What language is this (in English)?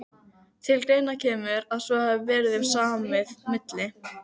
Icelandic